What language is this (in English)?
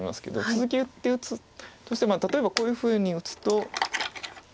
Japanese